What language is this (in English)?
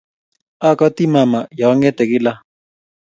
Kalenjin